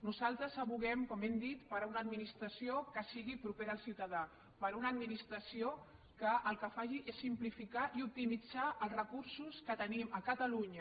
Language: Catalan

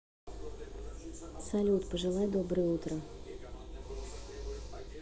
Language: Russian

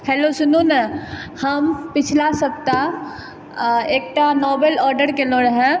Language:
Maithili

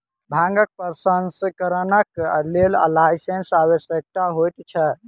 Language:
Maithili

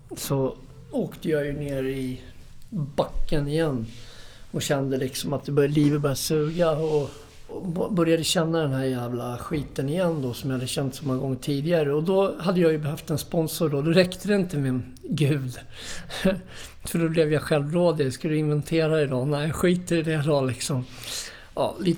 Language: Swedish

